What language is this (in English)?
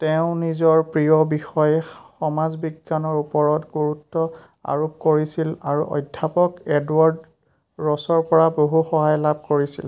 Assamese